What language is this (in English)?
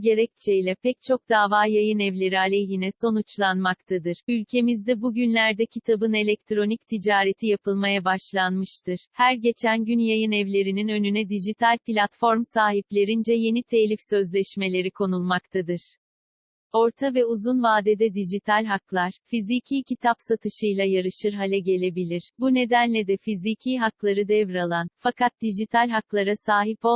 Turkish